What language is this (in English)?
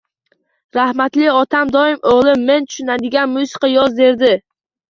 Uzbek